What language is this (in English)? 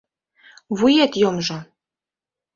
Mari